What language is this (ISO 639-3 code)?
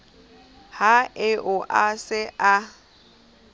sot